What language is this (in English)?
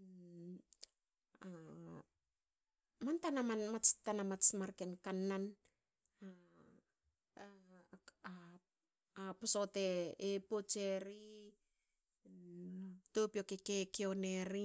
Hakö